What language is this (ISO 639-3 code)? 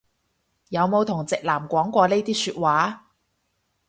yue